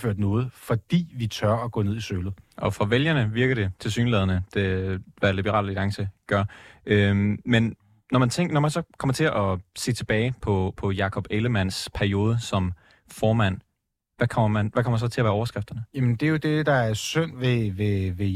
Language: Danish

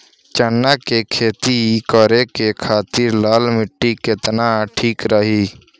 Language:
Bhojpuri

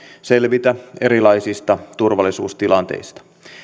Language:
Finnish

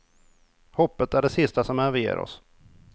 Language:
Swedish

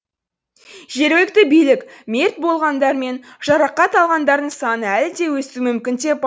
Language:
Kazakh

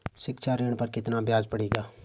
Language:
Hindi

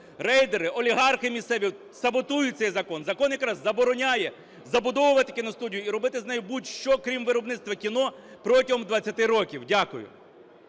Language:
Ukrainian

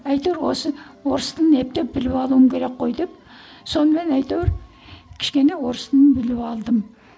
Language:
Kazakh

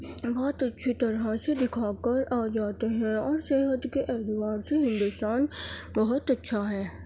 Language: Urdu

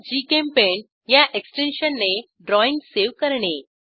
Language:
Marathi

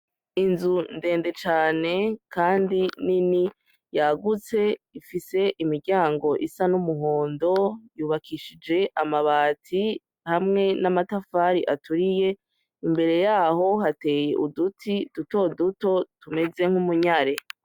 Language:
Rundi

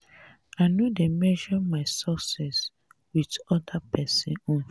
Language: Nigerian Pidgin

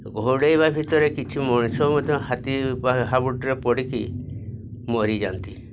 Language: Odia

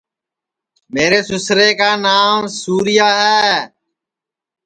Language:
Sansi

